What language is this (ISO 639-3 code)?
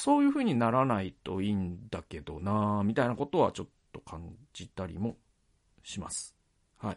jpn